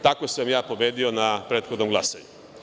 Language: Serbian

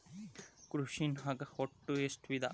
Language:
Kannada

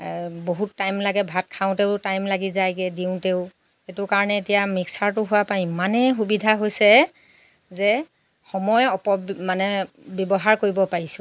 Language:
Assamese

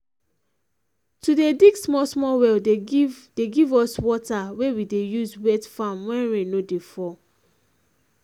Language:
Nigerian Pidgin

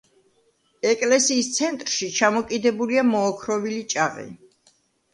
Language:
Georgian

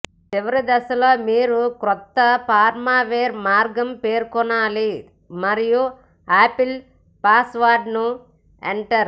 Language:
Telugu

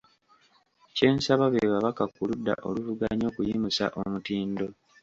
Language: Ganda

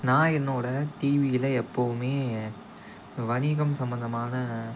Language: Tamil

